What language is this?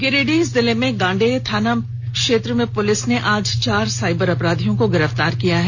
Hindi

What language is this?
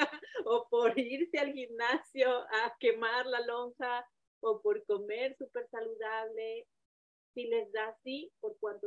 Spanish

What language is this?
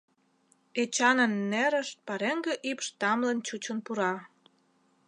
Mari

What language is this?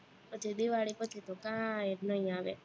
Gujarati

